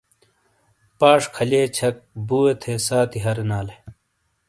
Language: Shina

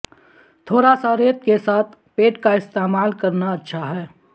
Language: Urdu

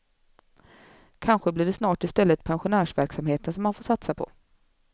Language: Swedish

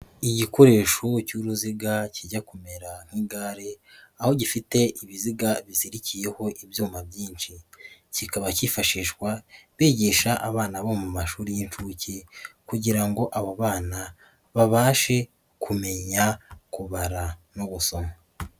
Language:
Kinyarwanda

